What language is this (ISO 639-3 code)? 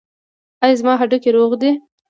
pus